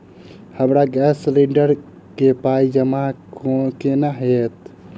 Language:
Maithili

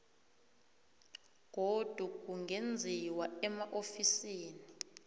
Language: South Ndebele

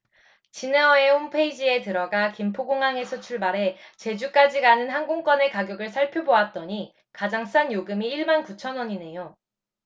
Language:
Korean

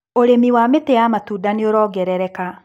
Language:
Kikuyu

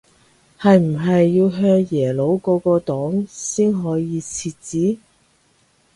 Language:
Cantonese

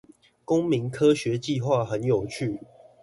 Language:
Chinese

